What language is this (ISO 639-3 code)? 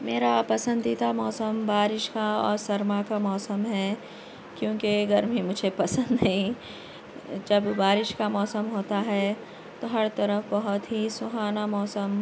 urd